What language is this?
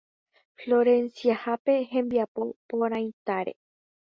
Guarani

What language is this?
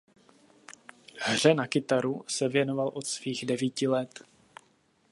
Czech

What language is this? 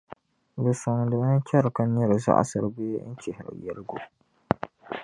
Dagbani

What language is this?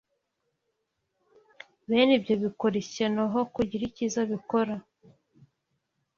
Kinyarwanda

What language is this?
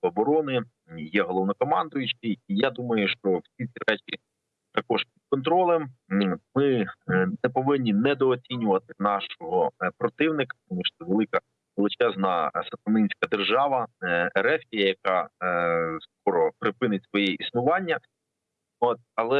Ukrainian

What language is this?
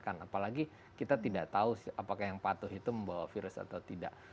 Indonesian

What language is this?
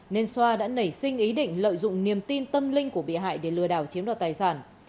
Vietnamese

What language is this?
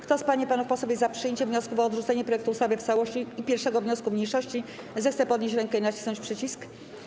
Polish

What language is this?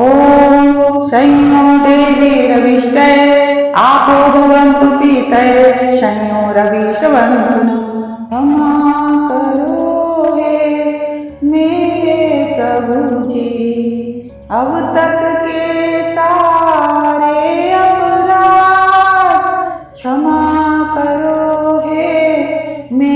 Hindi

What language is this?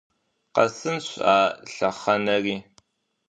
Kabardian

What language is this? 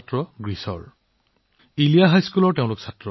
Assamese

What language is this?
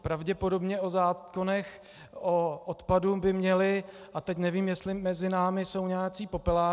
Czech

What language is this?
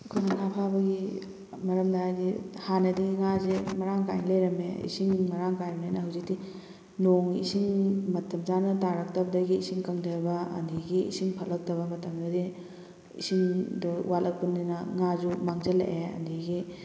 Manipuri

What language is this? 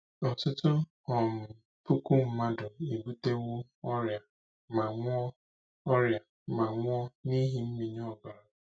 Igbo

